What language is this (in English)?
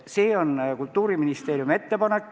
Estonian